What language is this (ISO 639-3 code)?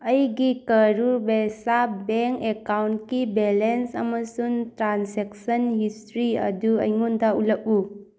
mni